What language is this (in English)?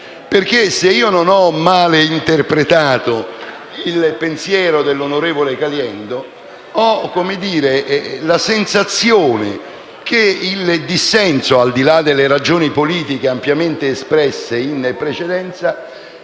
Italian